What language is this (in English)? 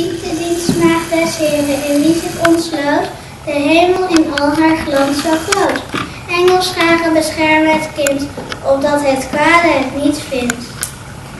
Dutch